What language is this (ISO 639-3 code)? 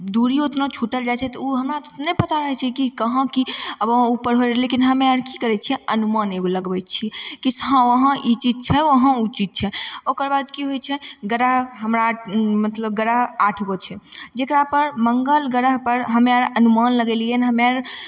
mai